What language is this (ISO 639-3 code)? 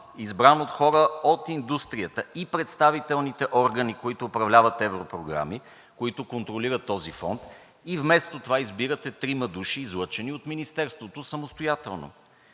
bul